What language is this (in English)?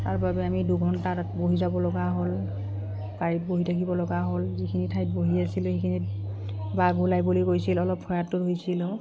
Assamese